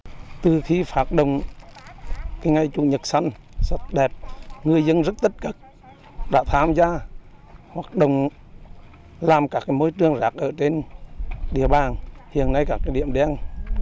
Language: Vietnamese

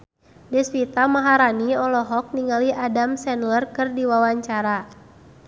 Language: Sundanese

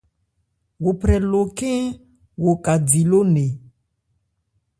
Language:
Ebrié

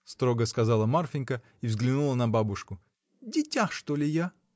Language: Russian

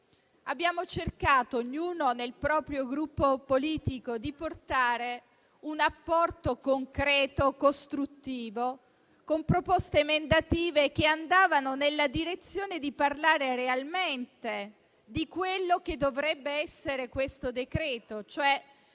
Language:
Italian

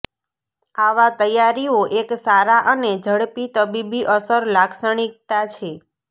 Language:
Gujarati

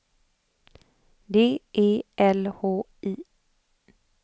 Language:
Swedish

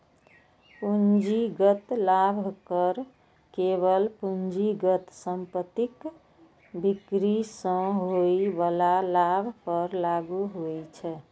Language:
Maithili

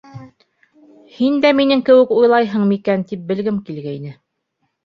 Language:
Bashkir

